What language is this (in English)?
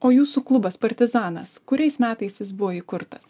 Lithuanian